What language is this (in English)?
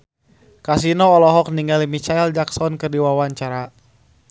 Sundanese